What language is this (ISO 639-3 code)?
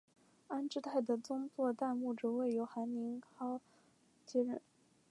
zho